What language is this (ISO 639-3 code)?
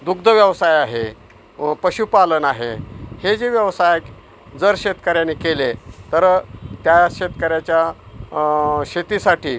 mar